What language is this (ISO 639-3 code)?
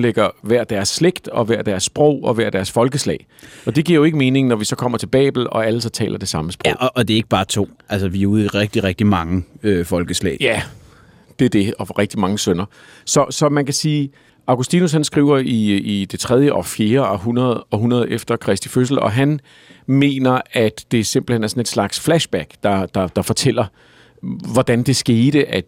dan